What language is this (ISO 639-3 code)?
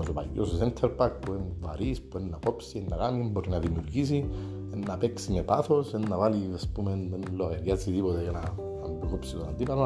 ell